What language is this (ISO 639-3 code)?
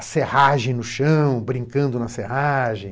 por